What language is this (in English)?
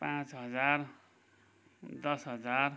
Nepali